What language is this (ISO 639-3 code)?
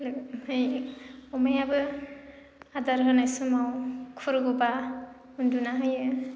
brx